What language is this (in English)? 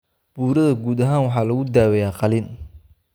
Somali